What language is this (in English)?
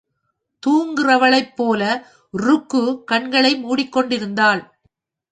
Tamil